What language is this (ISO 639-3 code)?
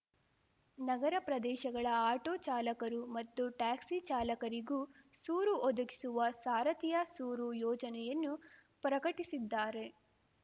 kan